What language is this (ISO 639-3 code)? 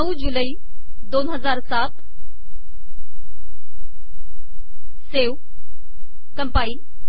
mar